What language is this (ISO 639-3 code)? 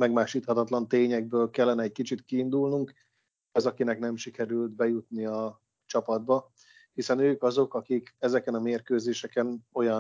hun